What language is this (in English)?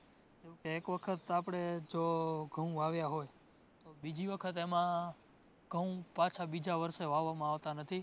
Gujarati